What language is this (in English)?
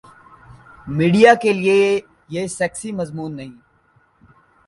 Urdu